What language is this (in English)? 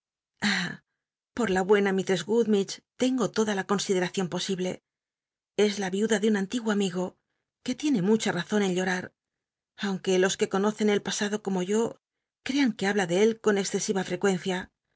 Spanish